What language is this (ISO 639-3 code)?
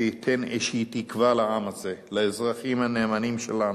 heb